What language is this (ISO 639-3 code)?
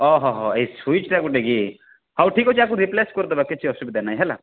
ori